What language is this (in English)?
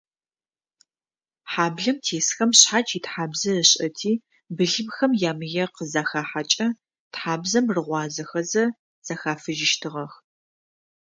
Adyghe